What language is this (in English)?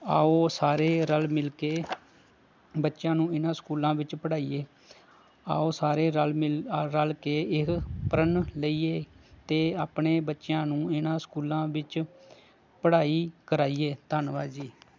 Punjabi